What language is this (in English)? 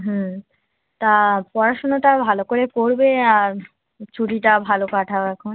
Bangla